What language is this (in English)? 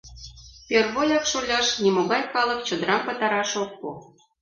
Mari